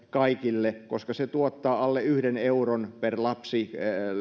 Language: Finnish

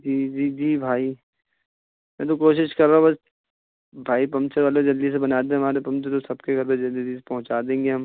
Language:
Urdu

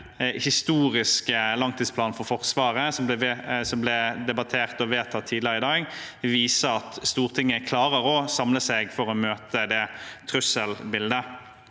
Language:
Norwegian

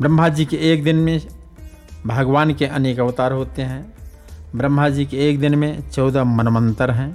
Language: Hindi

